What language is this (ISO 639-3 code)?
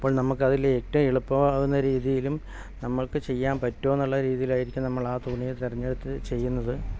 mal